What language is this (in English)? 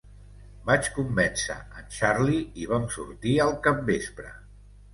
Catalan